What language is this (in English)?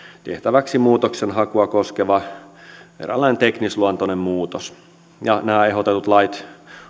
Finnish